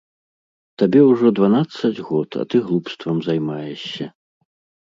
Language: Belarusian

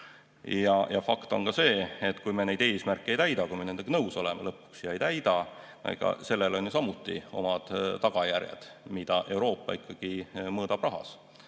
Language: Estonian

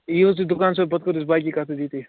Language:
Kashmiri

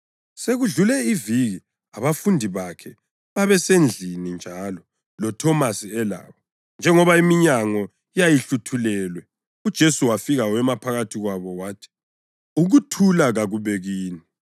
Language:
North Ndebele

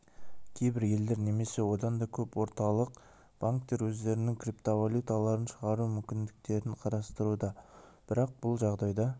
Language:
Kazakh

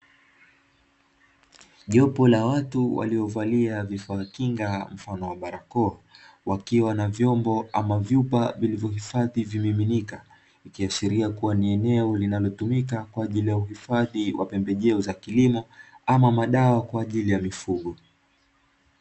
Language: Swahili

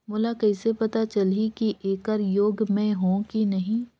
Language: Chhattisgarhi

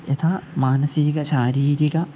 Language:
Sanskrit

